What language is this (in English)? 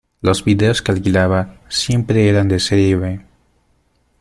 Spanish